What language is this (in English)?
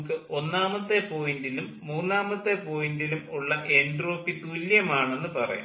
Malayalam